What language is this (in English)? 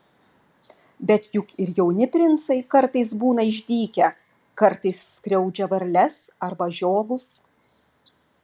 Lithuanian